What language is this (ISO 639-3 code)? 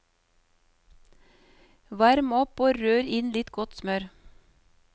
nor